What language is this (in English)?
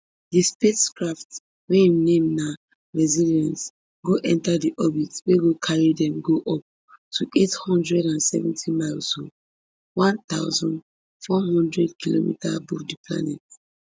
Nigerian Pidgin